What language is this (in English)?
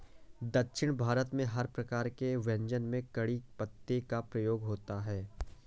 Hindi